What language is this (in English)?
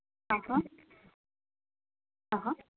Sanskrit